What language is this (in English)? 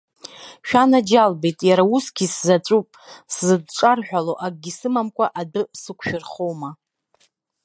Abkhazian